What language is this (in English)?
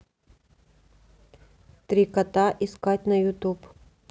Russian